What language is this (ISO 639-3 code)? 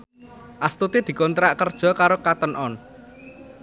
jav